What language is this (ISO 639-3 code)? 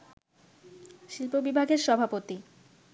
ben